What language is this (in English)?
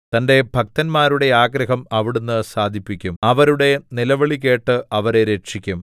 Malayalam